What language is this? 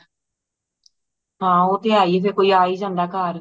Punjabi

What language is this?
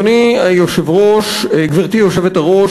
Hebrew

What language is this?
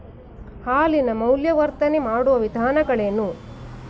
Kannada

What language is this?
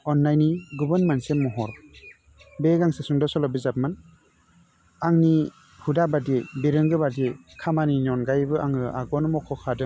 Bodo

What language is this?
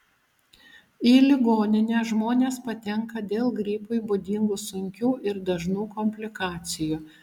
Lithuanian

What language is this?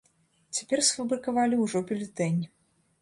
Belarusian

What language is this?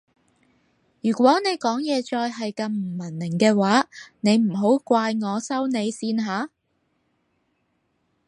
Cantonese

